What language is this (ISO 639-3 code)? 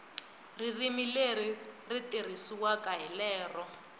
tso